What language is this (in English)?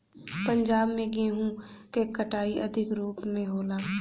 Bhojpuri